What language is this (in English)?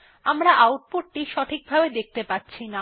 Bangla